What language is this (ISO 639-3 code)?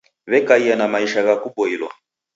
dav